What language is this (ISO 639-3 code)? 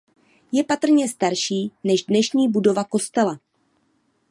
ces